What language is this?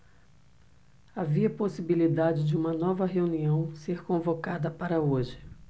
Portuguese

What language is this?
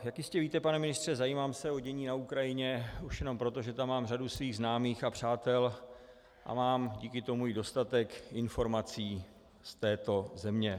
Czech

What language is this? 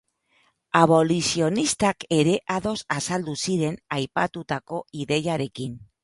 Basque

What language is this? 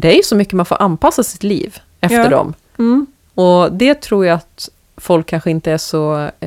Swedish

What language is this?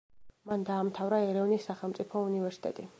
Georgian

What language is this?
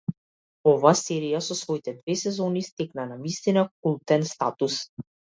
Macedonian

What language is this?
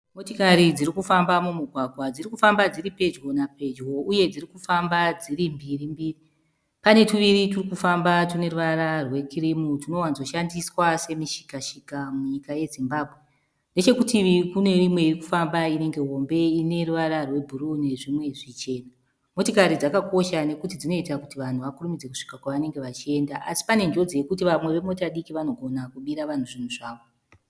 Shona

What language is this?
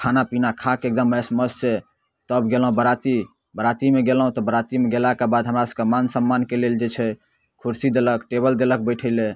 Maithili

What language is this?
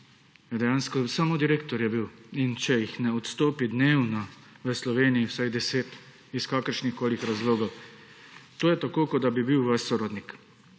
Slovenian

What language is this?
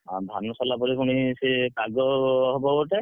Odia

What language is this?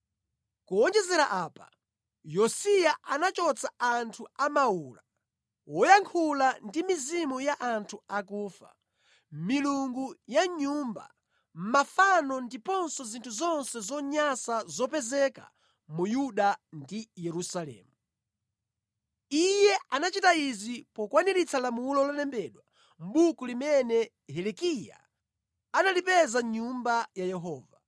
Nyanja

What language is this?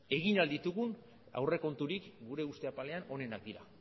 Basque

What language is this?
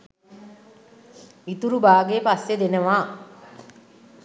Sinhala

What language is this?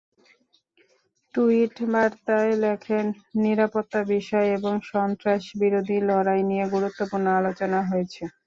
Bangla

